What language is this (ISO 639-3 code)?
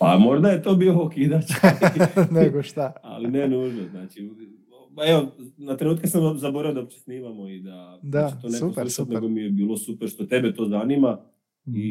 hrv